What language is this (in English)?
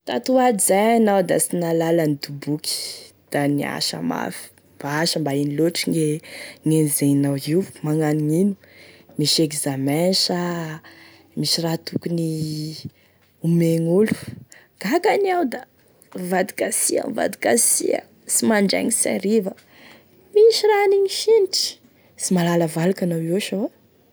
Tesaka Malagasy